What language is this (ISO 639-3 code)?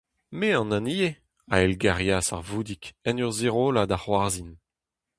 bre